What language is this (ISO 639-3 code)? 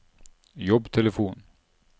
nor